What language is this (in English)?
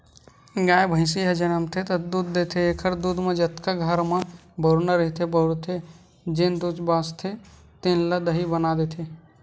Chhattisgarhi